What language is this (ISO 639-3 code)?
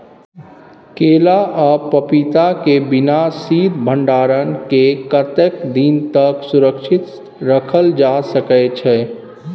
mai